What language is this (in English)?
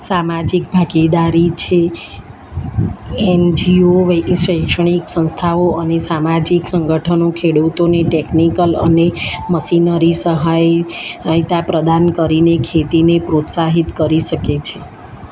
Gujarati